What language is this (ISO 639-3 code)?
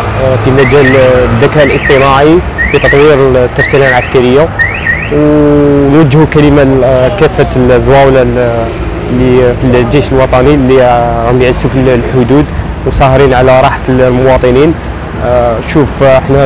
ara